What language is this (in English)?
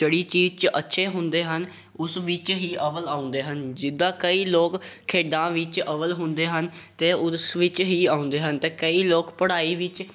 Punjabi